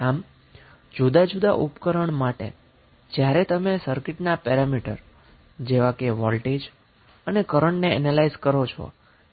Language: Gujarati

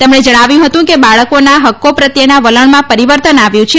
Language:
Gujarati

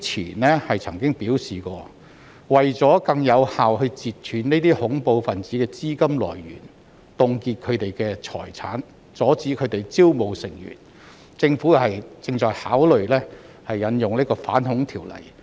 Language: Cantonese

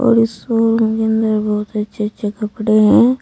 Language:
Hindi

